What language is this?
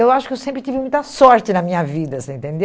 Portuguese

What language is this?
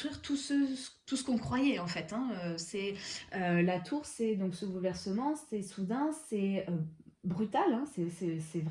French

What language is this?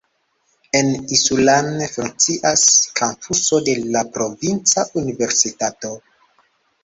Esperanto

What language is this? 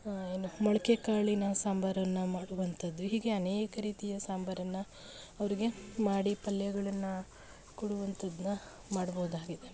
Kannada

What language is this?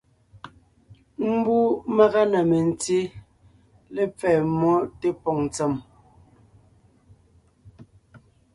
Ngiemboon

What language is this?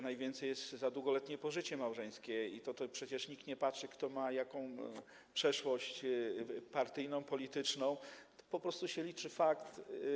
Polish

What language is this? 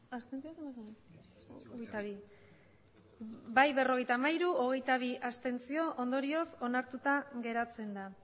Basque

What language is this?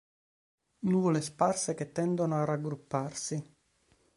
Italian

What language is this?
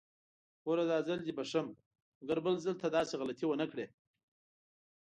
Pashto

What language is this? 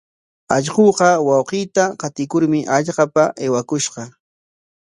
Corongo Ancash Quechua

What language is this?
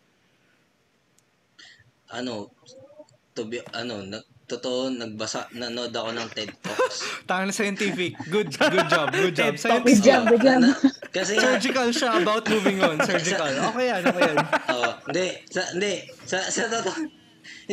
Filipino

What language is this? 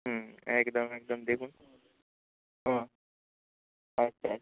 Bangla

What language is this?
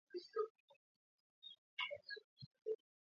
Swahili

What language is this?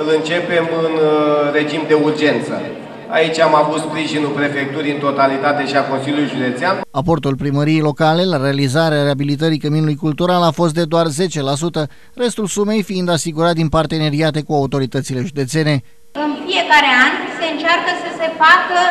Romanian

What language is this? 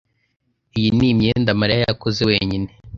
Kinyarwanda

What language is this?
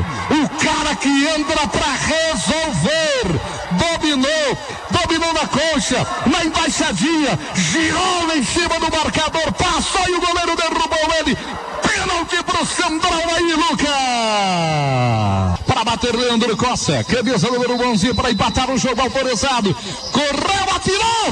Portuguese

